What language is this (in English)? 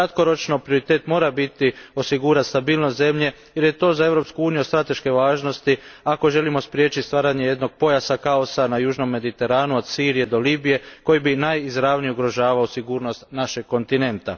Croatian